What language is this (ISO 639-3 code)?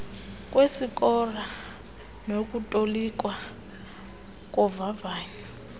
xho